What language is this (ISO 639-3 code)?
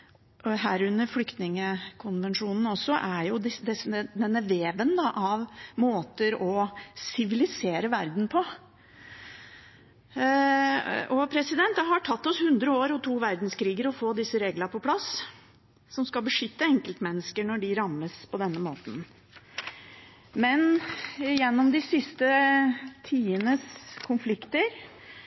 nob